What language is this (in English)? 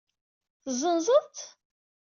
Kabyle